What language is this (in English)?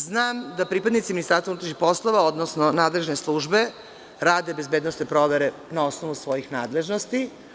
Serbian